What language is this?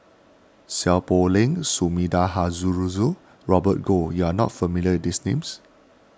English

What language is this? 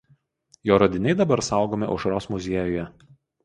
Lithuanian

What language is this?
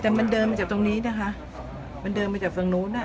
Thai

